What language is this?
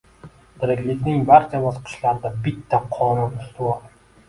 Uzbek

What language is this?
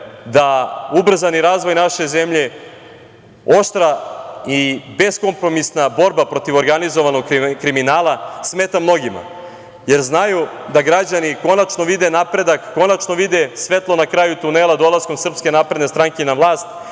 Serbian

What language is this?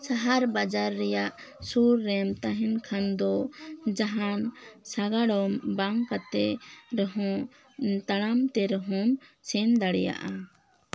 Santali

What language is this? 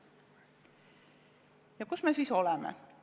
Estonian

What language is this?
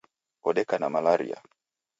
Taita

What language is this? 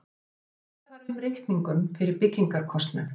Icelandic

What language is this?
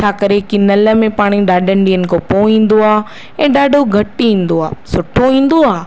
Sindhi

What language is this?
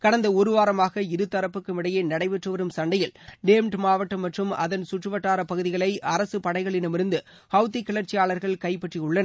Tamil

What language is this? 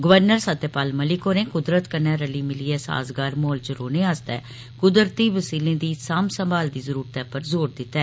Dogri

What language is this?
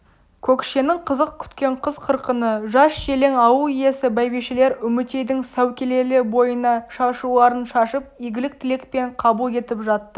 Kazakh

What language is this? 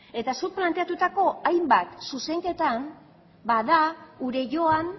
Basque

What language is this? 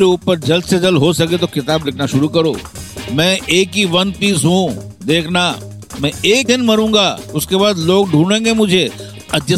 Hindi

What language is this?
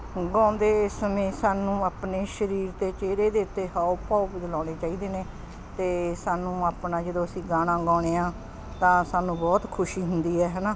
Punjabi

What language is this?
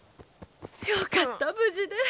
Japanese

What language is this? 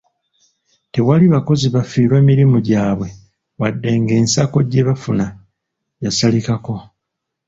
Ganda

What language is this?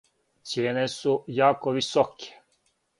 Serbian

